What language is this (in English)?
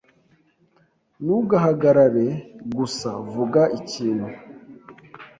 Kinyarwanda